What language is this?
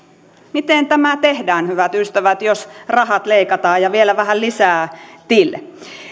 Finnish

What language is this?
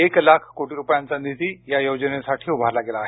Marathi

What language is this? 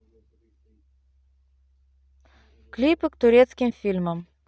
Russian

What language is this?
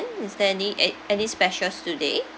English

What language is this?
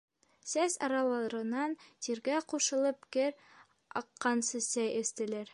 Bashkir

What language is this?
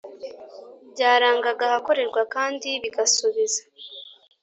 Kinyarwanda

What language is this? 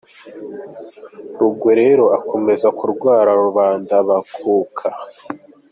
Kinyarwanda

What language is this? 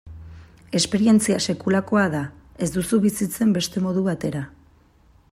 Basque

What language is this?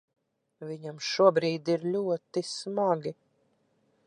Latvian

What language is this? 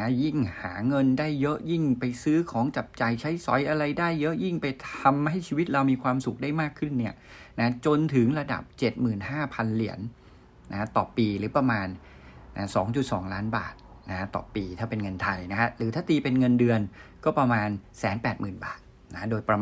Thai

